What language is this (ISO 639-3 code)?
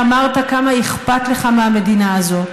heb